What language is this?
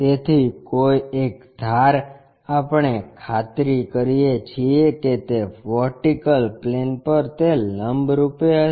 Gujarati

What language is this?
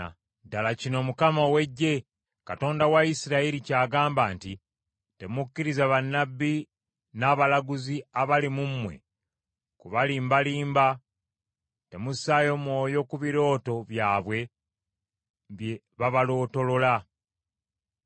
Ganda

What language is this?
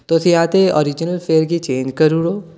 Dogri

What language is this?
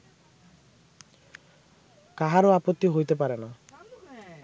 Bangla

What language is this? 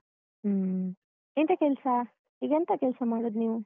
Kannada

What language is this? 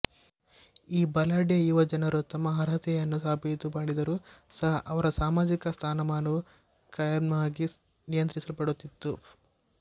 Kannada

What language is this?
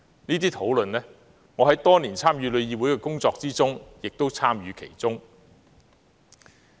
Cantonese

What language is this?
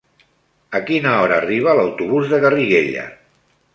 Catalan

